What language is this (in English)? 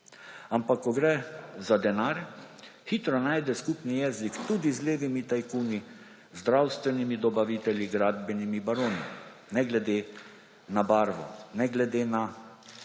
Slovenian